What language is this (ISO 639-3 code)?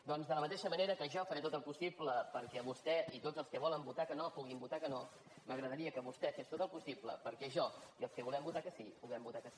cat